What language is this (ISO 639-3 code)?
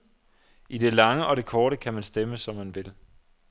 dan